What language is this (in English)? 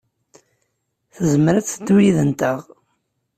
Kabyle